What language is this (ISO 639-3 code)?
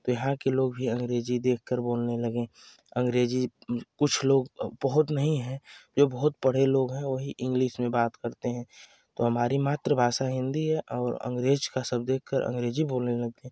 hin